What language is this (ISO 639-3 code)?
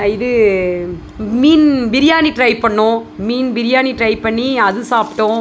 tam